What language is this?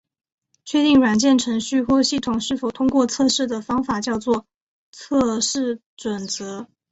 Chinese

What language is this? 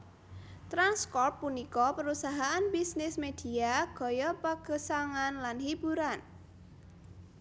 Javanese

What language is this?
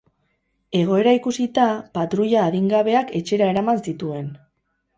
Basque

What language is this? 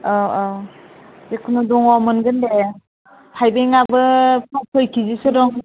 Bodo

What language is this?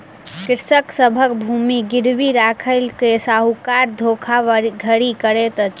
Maithili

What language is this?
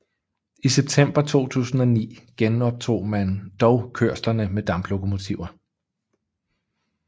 Danish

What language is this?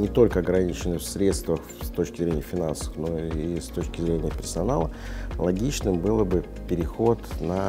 Russian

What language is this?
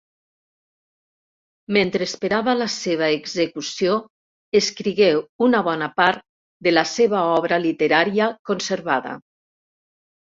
Catalan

